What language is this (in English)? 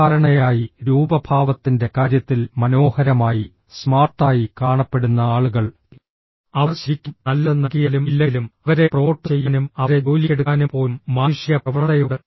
Malayalam